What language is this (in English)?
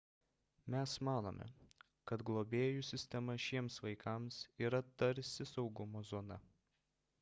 Lithuanian